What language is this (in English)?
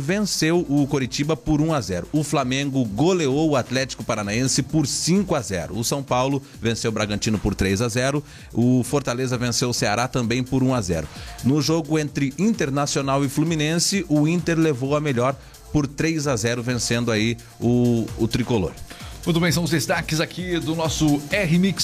Portuguese